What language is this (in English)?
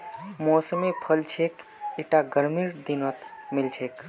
Magahi